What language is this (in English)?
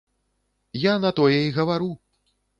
Belarusian